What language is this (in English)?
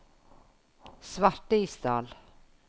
Norwegian